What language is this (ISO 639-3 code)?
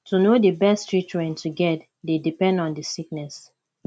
pcm